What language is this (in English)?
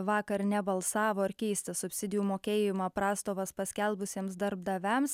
Lithuanian